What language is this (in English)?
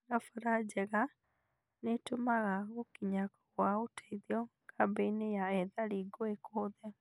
Kikuyu